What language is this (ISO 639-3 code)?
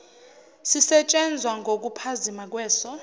zul